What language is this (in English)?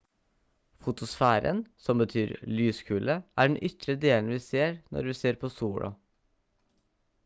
Norwegian Bokmål